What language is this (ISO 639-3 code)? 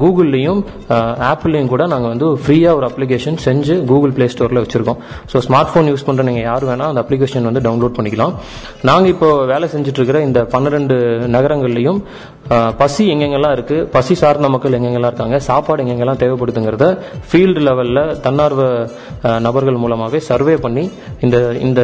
tam